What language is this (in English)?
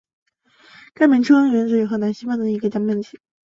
Chinese